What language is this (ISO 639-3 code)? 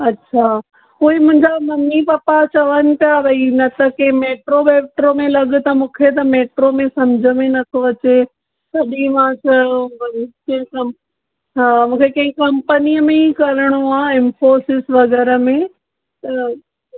snd